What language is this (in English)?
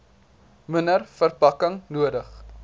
Afrikaans